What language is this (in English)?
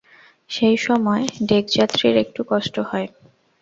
Bangla